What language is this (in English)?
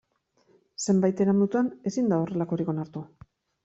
Basque